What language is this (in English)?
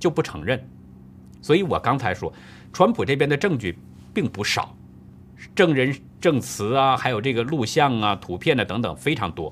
Chinese